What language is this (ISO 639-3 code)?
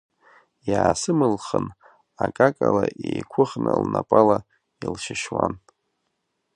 abk